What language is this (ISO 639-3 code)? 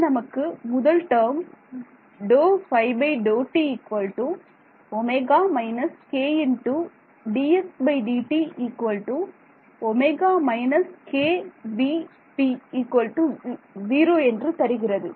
tam